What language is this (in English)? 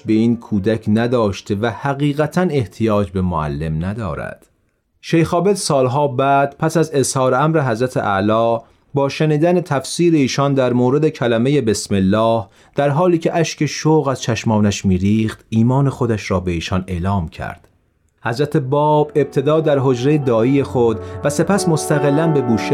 Persian